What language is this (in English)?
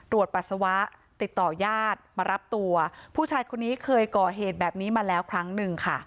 Thai